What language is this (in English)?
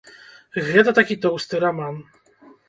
Belarusian